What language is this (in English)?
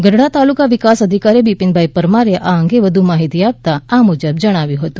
Gujarati